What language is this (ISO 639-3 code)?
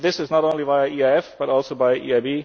eng